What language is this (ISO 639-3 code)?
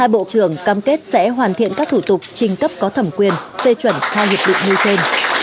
vie